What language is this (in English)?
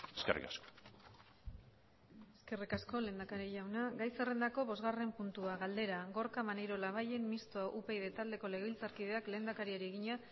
Basque